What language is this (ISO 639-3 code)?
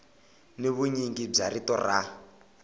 tso